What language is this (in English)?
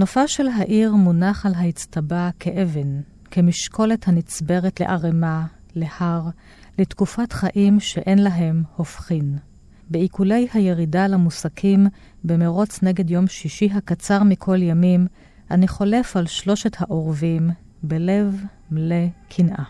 Hebrew